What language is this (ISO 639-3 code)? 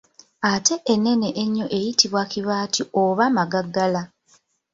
lug